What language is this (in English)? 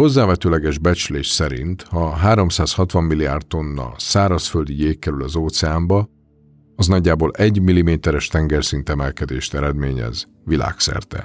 Hungarian